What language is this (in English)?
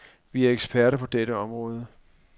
Danish